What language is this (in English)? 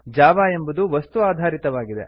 Kannada